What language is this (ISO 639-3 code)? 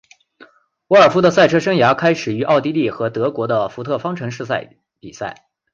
zho